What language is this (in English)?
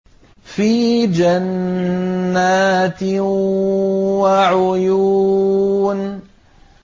Arabic